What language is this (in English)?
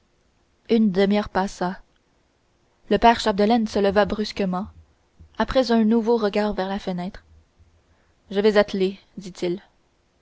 French